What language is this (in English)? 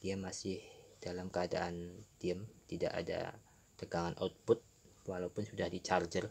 Indonesian